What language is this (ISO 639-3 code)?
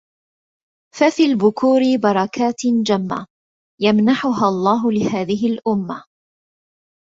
ara